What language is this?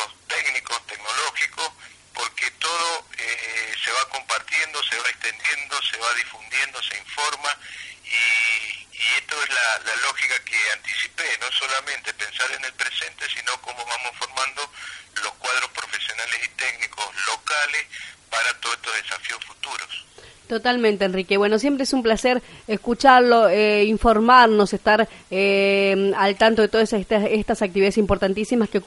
Spanish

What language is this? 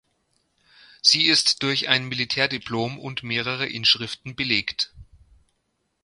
German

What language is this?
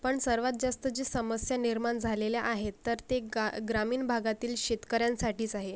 Marathi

